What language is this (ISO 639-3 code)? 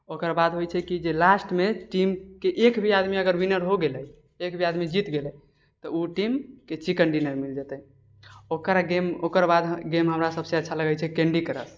mai